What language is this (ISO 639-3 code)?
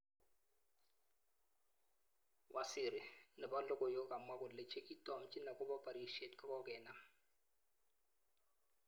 kln